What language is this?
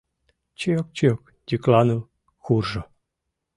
Mari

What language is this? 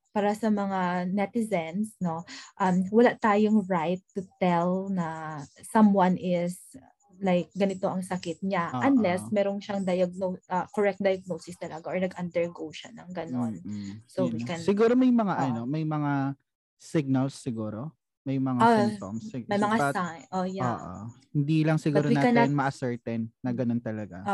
Filipino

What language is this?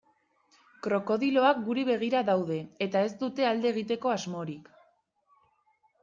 Basque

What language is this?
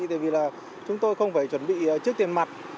Vietnamese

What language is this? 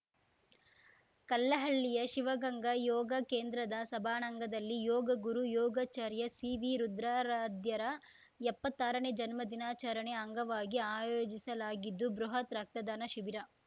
Kannada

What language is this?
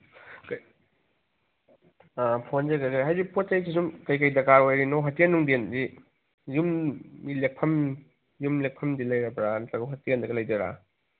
Manipuri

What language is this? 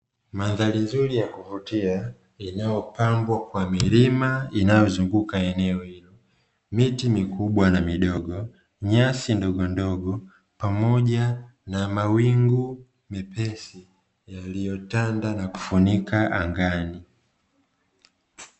Swahili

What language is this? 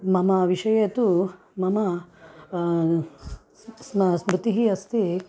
Sanskrit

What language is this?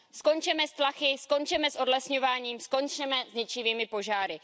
Czech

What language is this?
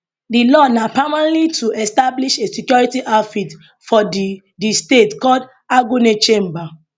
Nigerian Pidgin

